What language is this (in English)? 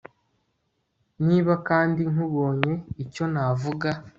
Kinyarwanda